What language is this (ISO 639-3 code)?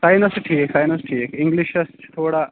kas